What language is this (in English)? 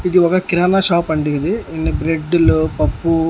Telugu